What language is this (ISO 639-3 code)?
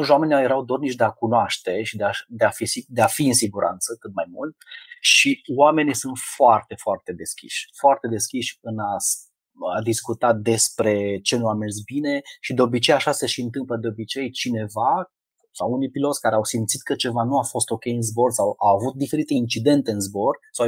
ron